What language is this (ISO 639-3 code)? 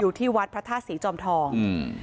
tha